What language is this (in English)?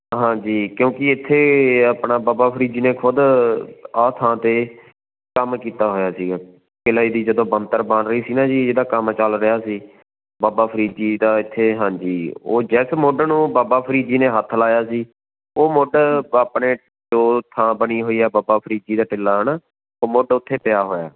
Punjabi